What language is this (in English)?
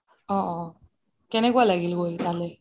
Assamese